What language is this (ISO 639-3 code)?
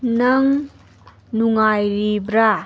mni